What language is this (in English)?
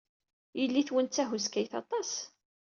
Kabyle